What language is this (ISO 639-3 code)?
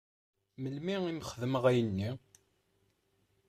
kab